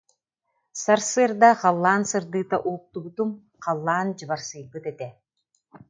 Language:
Yakut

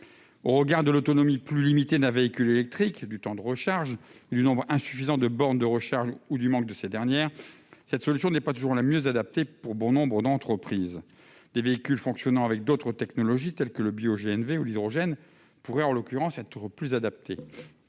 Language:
French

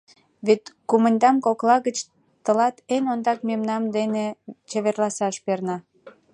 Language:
Mari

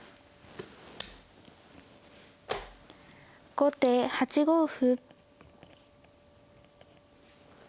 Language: Japanese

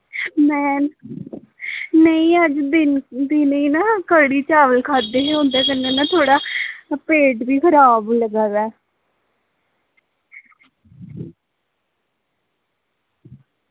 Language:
Dogri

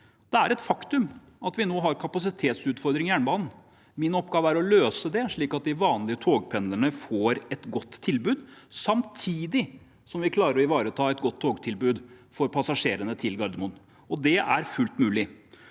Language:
Norwegian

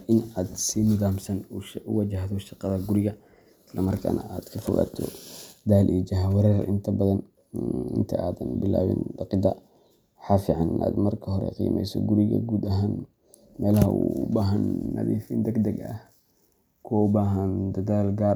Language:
Somali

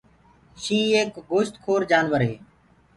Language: Gurgula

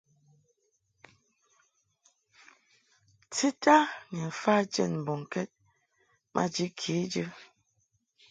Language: Mungaka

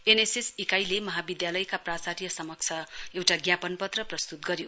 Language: Nepali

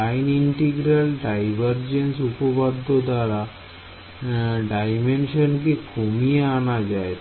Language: Bangla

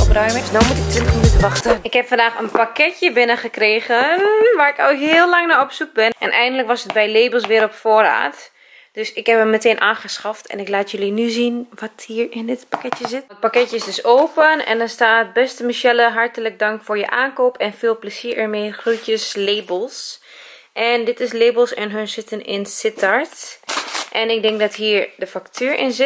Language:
Dutch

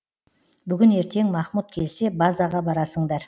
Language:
Kazakh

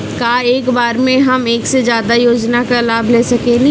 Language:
Bhojpuri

